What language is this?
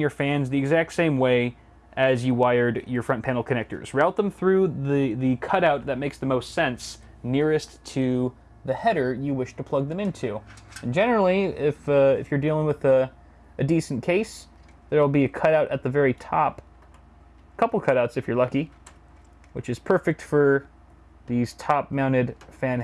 English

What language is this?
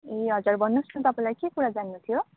Nepali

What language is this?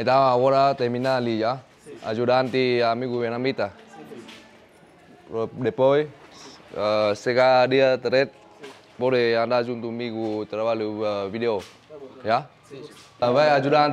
Vietnamese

